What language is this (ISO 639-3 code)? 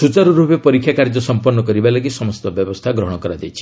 ori